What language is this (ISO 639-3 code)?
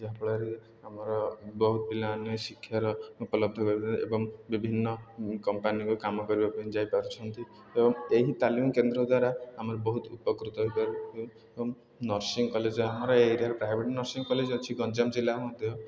ori